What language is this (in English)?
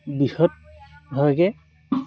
Assamese